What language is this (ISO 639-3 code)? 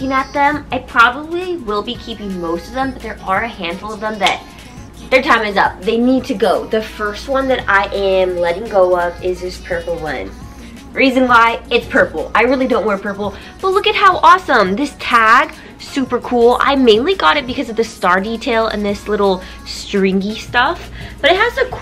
eng